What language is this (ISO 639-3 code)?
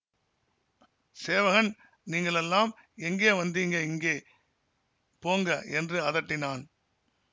tam